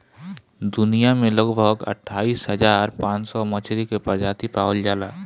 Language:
Bhojpuri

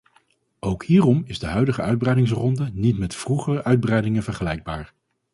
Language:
Dutch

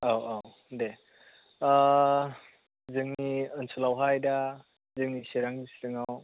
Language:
Bodo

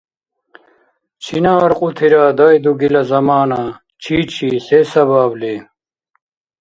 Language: Dargwa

